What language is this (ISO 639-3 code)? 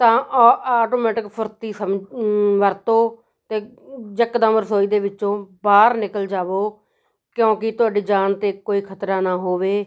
pan